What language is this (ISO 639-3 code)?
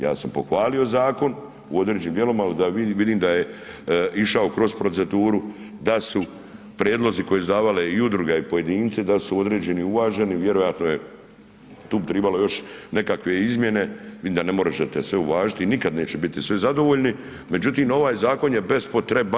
hrv